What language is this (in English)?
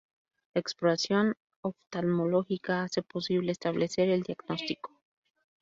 Spanish